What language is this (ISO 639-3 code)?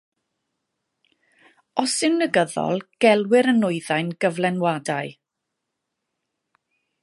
cym